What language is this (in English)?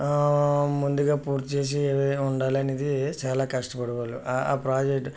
Telugu